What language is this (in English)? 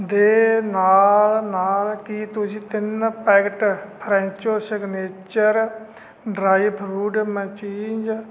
Punjabi